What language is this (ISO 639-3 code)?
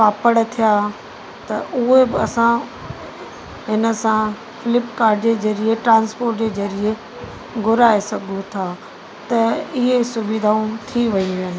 snd